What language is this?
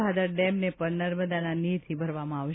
Gujarati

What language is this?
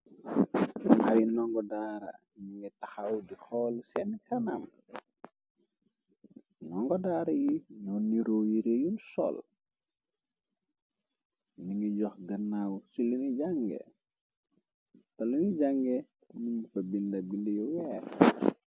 Wolof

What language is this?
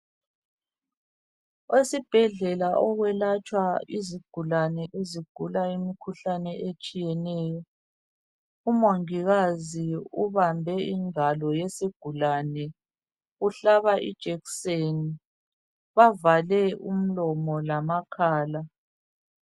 North Ndebele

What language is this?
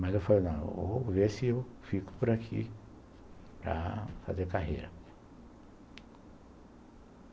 Portuguese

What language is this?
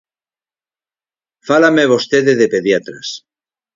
Galician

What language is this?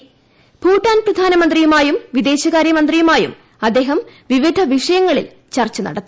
Malayalam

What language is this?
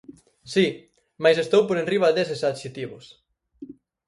Galician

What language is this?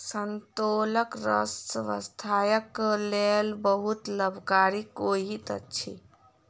Maithili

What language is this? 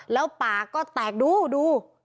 Thai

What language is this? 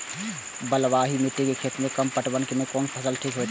Maithili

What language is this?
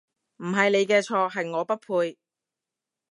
Cantonese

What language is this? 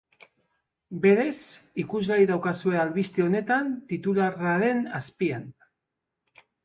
Basque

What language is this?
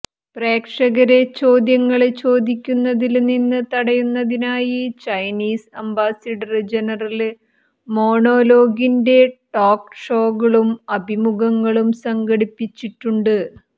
Malayalam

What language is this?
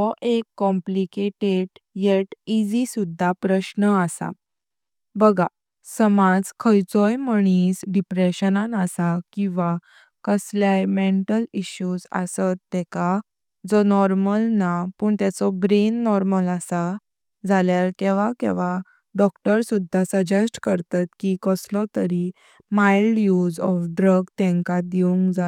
Konkani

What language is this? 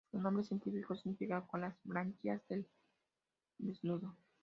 Spanish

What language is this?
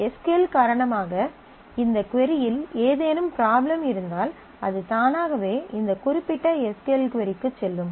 Tamil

